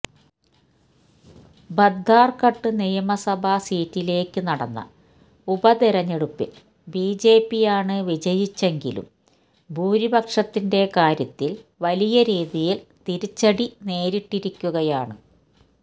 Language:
Malayalam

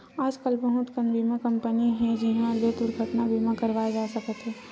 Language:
Chhattisgarhi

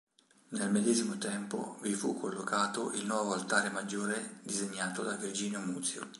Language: Italian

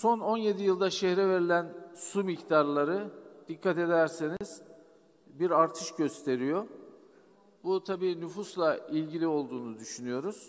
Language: Turkish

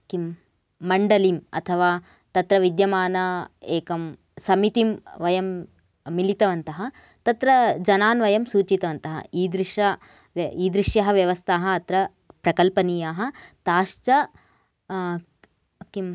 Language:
Sanskrit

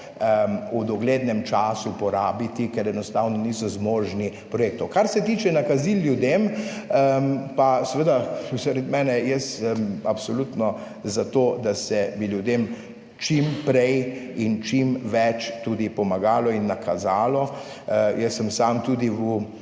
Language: Slovenian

